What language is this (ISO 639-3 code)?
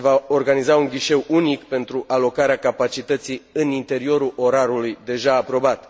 ron